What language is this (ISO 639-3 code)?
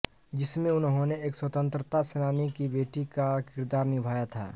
hin